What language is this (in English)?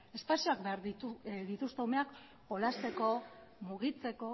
Basque